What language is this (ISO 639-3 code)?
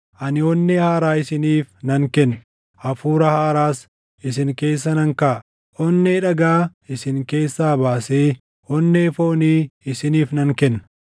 orm